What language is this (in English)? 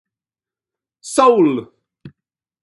English